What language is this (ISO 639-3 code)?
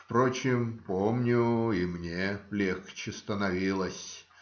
rus